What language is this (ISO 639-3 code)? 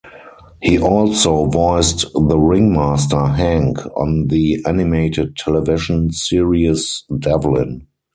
eng